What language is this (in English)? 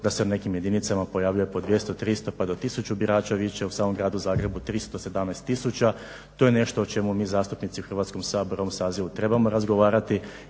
Croatian